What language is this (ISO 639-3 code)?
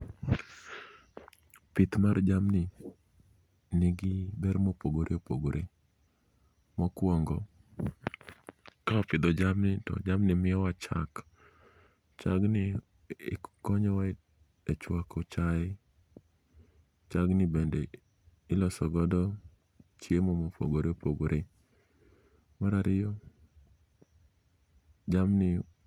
luo